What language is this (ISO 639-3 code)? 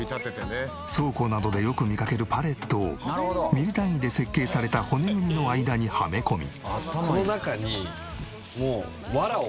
jpn